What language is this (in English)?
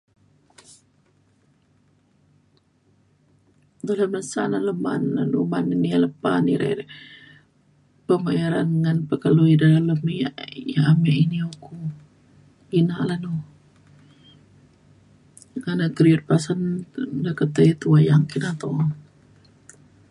Mainstream Kenyah